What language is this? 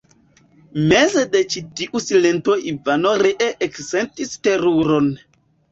Esperanto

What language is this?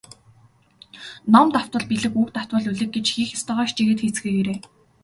Mongolian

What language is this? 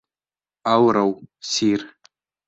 Bashkir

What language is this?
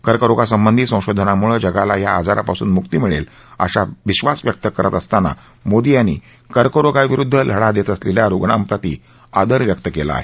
Marathi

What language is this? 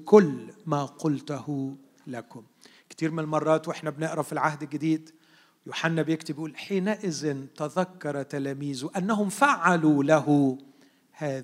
Arabic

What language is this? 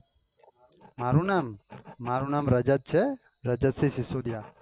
Gujarati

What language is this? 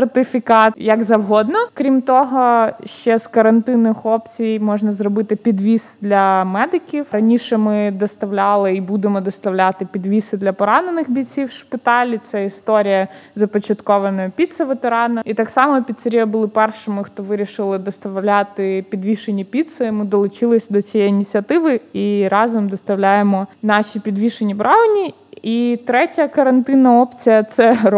Ukrainian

